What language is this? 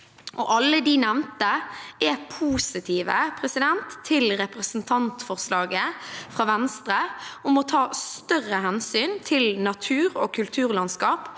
Norwegian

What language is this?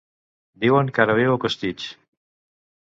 Catalan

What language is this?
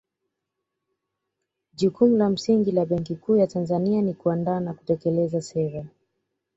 Swahili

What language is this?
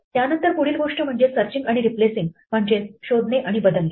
Marathi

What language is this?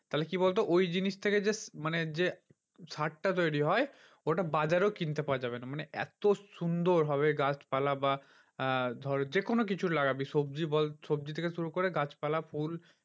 Bangla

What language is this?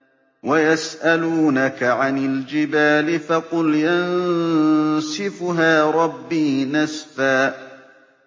Arabic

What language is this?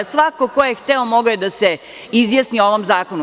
Serbian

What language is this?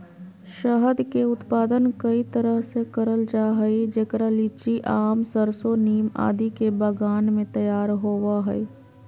Magahi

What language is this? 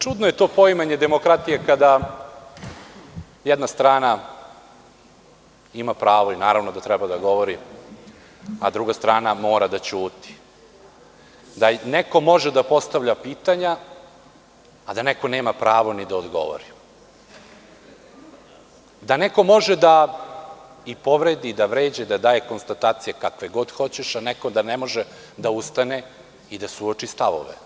Serbian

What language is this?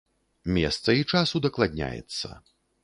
Belarusian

